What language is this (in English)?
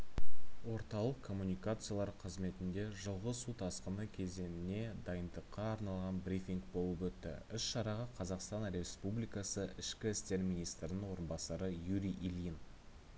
Kazakh